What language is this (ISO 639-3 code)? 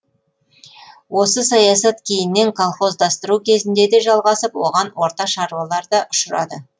kaz